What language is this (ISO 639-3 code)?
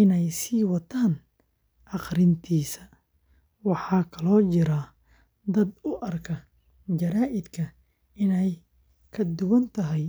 som